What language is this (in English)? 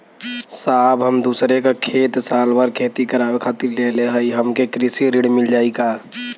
Bhojpuri